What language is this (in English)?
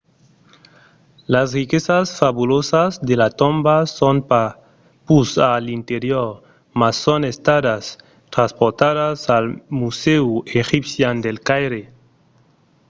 Occitan